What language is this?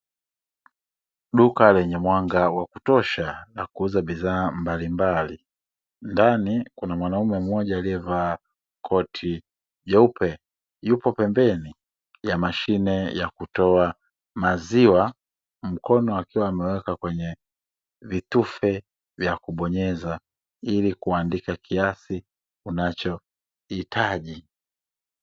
Swahili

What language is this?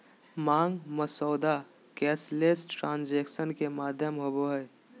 Magahi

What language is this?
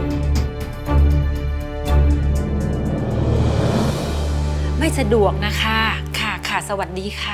Thai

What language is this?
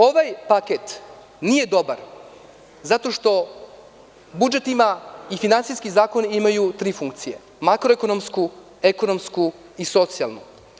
Serbian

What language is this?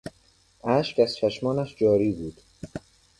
Persian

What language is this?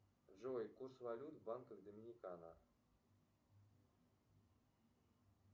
Russian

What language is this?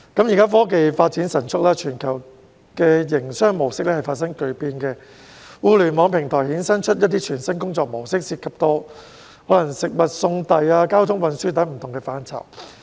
Cantonese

